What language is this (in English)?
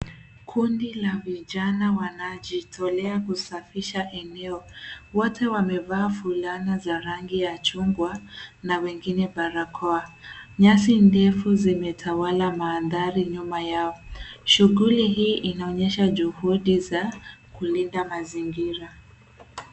Swahili